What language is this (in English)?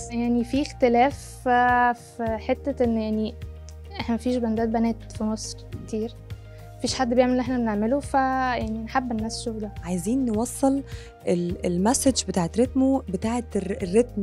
Arabic